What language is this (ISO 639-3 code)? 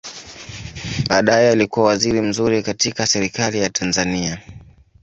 swa